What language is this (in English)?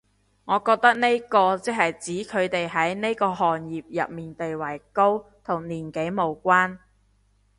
Cantonese